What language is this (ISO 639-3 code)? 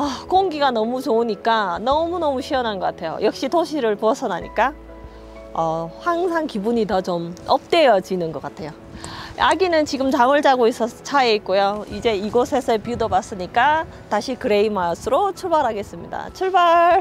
kor